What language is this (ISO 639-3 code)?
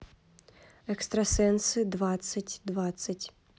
rus